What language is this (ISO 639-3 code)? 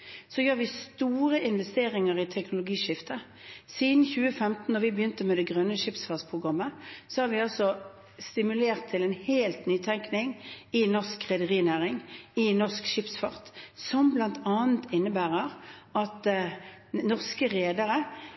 nob